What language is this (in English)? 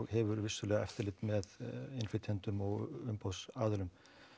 Icelandic